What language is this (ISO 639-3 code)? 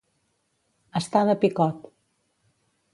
cat